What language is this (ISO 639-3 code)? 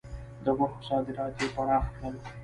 pus